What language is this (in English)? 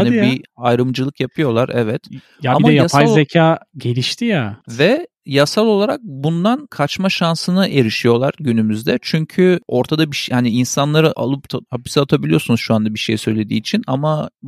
Turkish